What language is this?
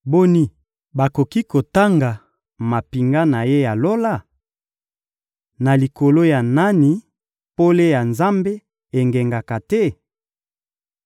Lingala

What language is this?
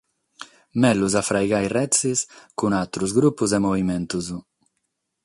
Sardinian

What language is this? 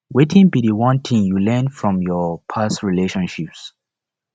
Nigerian Pidgin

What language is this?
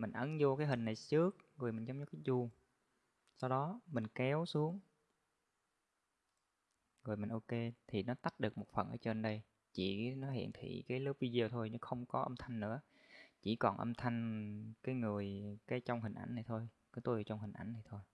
Vietnamese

